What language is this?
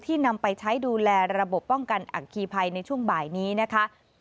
Thai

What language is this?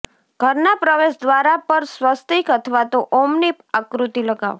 Gujarati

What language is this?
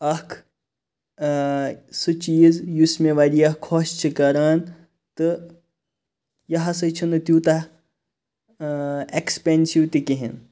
Kashmiri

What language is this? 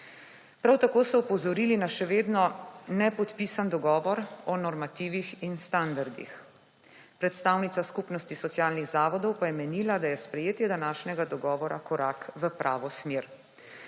Slovenian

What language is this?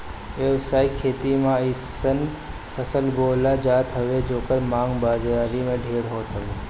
Bhojpuri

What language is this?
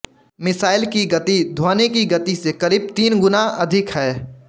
Hindi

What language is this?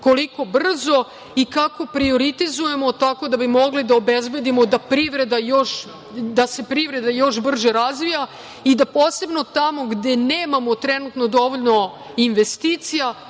Serbian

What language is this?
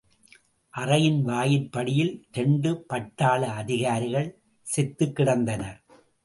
Tamil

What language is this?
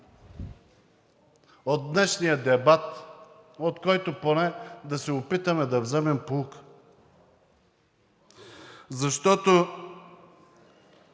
Bulgarian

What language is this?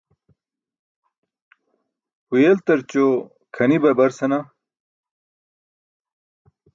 Burushaski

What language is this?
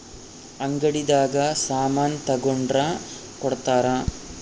Kannada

